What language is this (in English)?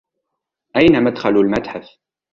Arabic